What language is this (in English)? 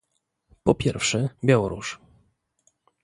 Polish